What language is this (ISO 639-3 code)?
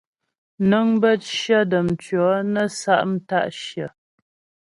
bbj